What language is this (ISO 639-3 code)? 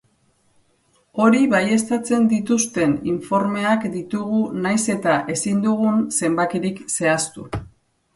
eus